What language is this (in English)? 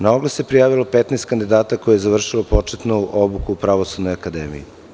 Serbian